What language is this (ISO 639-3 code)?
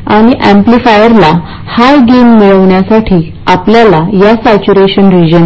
mar